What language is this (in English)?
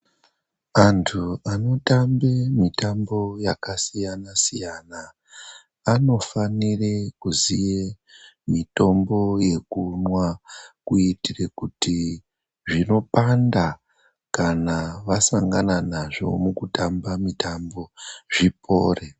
Ndau